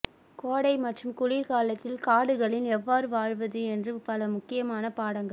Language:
Tamil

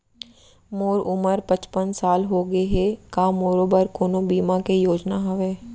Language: Chhattisgarhi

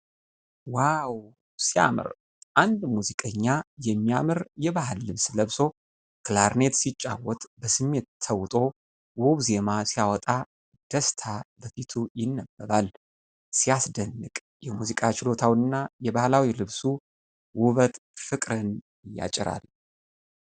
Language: Amharic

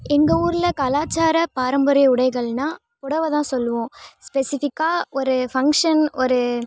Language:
Tamil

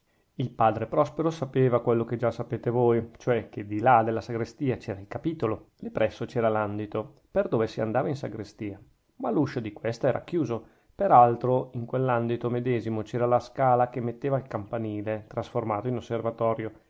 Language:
Italian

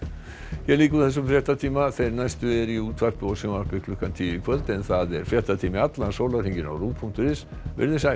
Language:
Icelandic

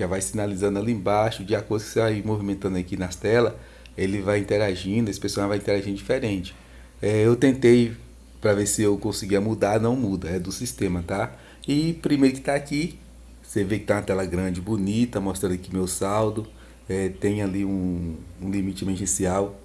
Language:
Portuguese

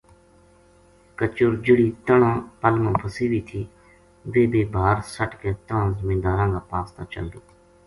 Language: Gujari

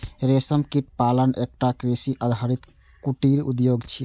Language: Maithili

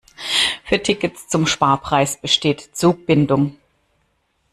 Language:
German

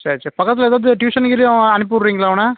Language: Tamil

